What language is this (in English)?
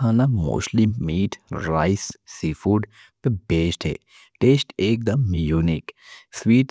Deccan